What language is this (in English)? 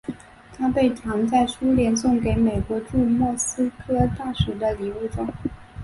Chinese